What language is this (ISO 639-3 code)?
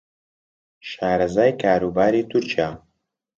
ckb